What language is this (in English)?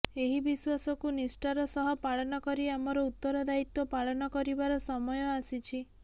Odia